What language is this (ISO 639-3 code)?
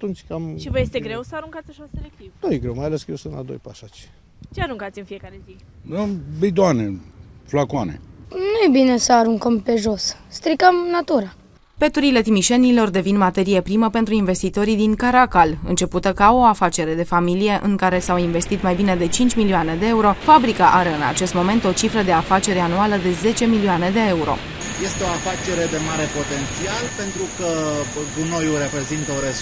ron